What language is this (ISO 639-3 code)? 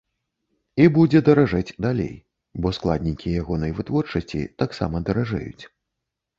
bel